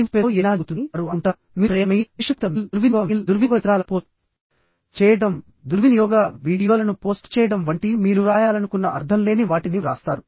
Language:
Telugu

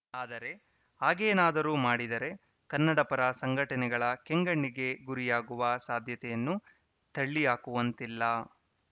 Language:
Kannada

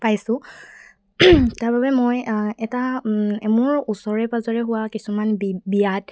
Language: Assamese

